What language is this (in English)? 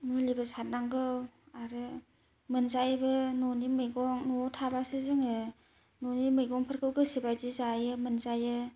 Bodo